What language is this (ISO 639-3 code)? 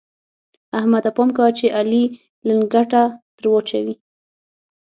pus